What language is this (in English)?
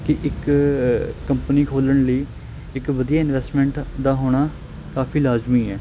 Punjabi